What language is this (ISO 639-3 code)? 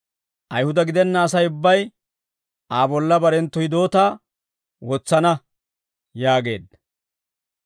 dwr